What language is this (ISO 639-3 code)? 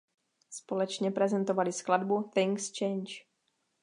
ces